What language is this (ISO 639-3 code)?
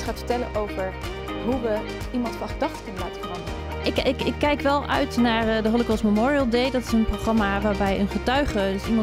nld